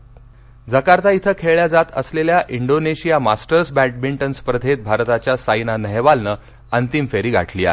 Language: Marathi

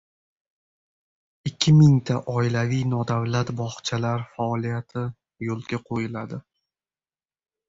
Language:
Uzbek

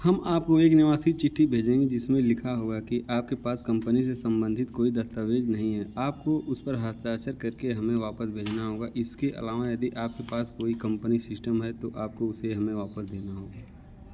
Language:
Hindi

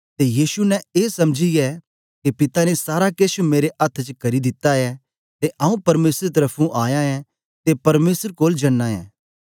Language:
Dogri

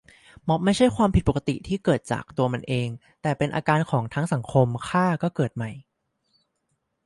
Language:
Thai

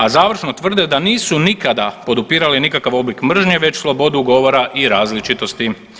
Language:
Croatian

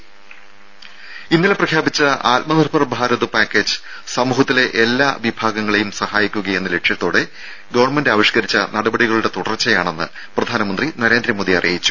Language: Malayalam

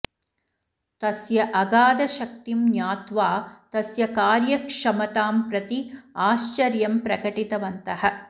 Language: Sanskrit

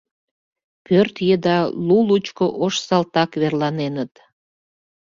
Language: Mari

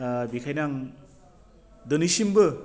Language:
Bodo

